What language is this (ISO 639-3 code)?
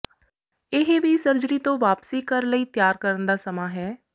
pan